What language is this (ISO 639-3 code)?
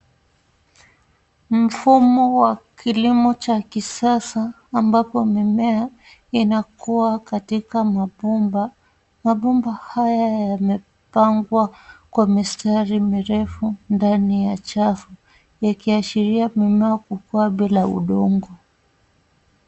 swa